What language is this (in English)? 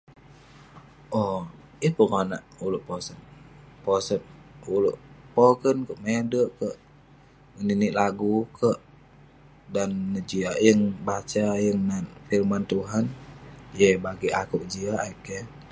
Western Penan